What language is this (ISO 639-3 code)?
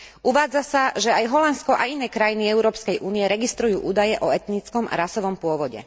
slk